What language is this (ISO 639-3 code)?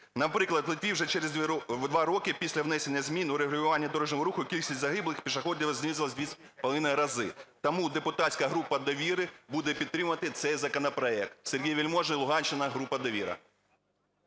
ukr